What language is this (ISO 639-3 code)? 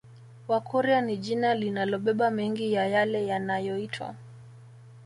swa